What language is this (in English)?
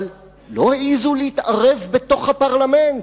Hebrew